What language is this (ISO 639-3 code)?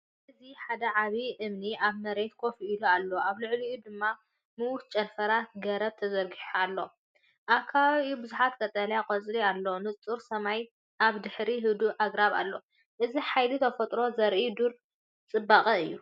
tir